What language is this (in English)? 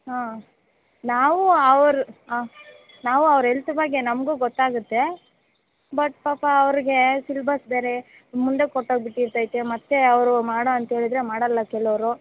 Kannada